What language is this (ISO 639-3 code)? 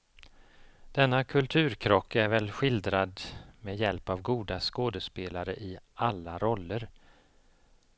swe